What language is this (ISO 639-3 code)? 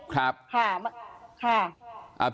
tha